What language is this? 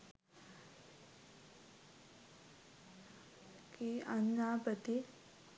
Sinhala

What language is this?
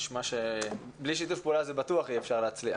Hebrew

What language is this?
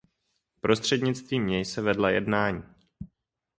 Czech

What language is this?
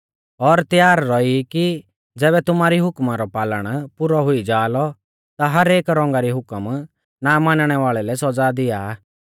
Mahasu Pahari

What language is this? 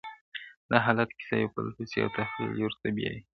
Pashto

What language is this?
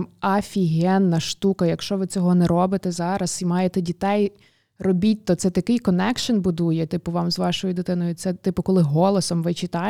Ukrainian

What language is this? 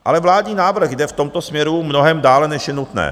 Czech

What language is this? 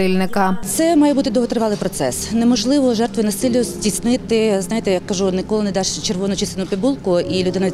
Ukrainian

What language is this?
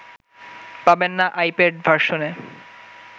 Bangla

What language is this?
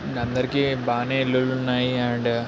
Telugu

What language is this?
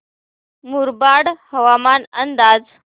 Marathi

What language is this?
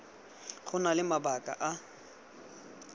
Tswana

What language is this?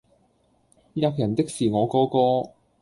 Cantonese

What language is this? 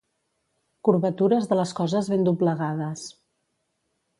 Catalan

